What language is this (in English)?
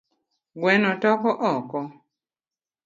Luo (Kenya and Tanzania)